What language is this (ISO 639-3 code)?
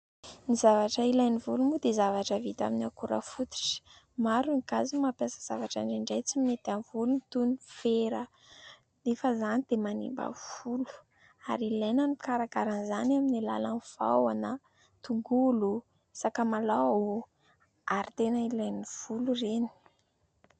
mlg